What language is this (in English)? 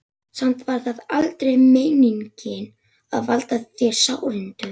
Icelandic